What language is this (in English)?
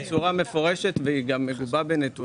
Hebrew